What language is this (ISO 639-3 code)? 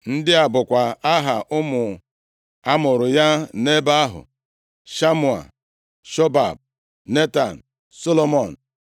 ibo